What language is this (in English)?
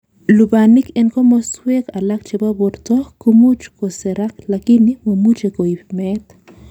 Kalenjin